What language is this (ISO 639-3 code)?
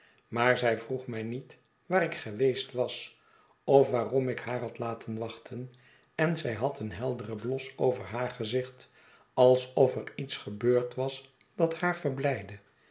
nld